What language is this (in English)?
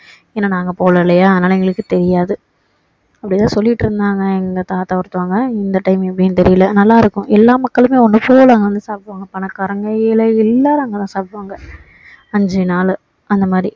Tamil